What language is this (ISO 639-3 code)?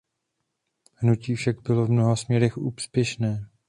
ces